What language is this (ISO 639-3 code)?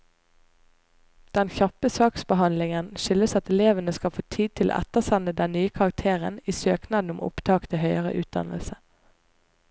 nor